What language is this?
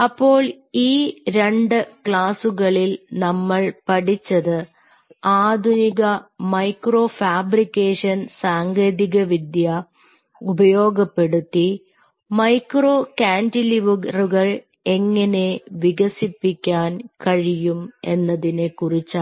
Malayalam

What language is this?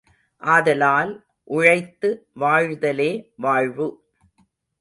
Tamil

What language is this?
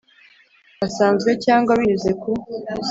Kinyarwanda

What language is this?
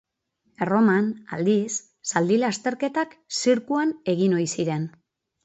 Basque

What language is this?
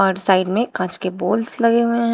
Hindi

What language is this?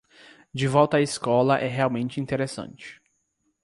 Portuguese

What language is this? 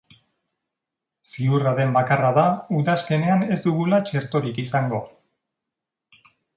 Basque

